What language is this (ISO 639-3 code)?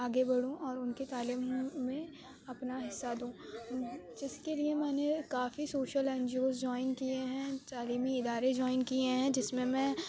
urd